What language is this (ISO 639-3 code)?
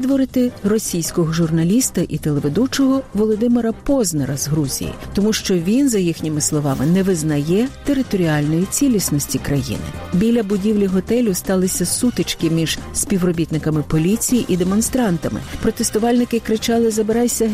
ukr